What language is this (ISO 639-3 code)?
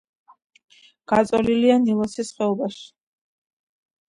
kat